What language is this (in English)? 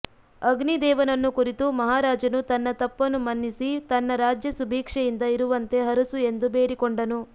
Kannada